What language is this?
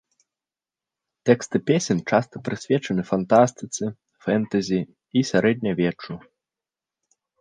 Belarusian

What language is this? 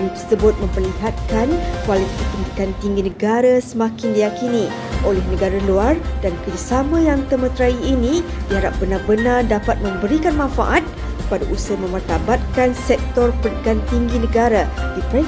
Malay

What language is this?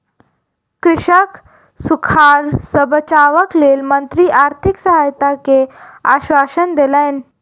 Maithili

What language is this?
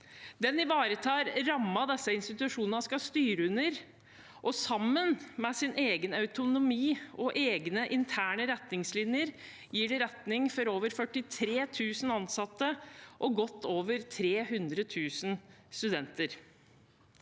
Norwegian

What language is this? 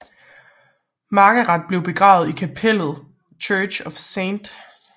Danish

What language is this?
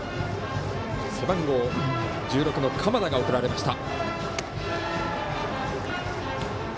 Japanese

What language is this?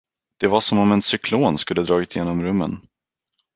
Swedish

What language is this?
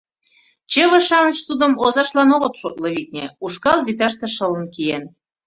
Mari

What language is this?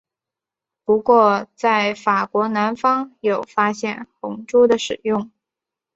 Chinese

